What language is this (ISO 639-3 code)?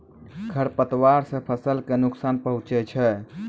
mai